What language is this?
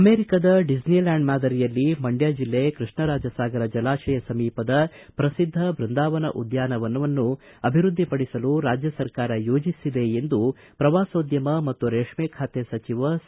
Kannada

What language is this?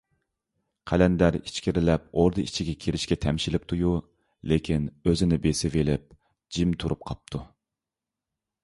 Uyghur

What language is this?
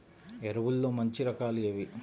Telugu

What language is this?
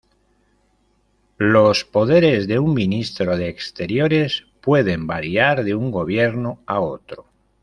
Spanish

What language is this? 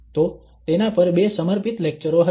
Gujarati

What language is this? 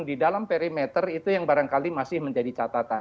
Indonesian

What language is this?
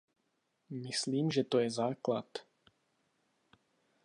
Czech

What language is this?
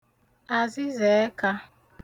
Igbo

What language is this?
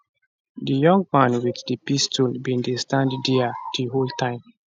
Nigerian Pidgin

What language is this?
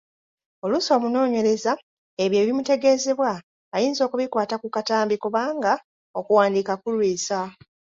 Ganda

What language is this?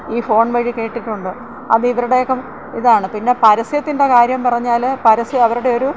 Malayalam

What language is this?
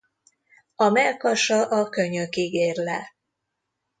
Hungarian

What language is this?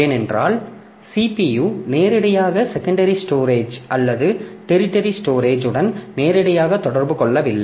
Tamil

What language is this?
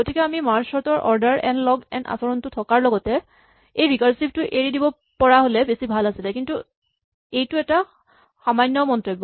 Assamese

